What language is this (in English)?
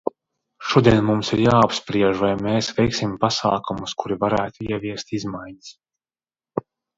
Latvian